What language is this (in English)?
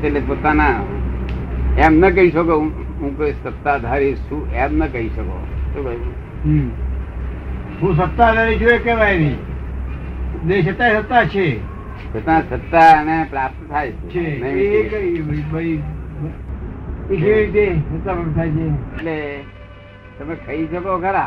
Gujarati